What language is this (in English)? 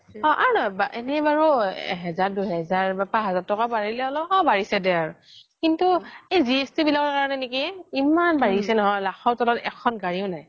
Assamese